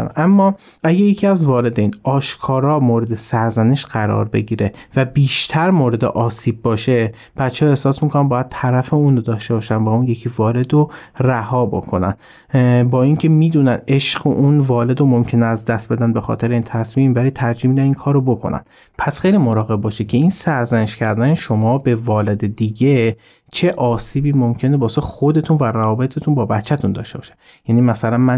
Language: Persian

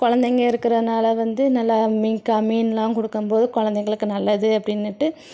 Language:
Tamil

